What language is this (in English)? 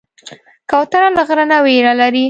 Pashto